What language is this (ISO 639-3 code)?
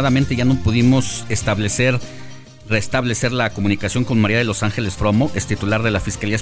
spa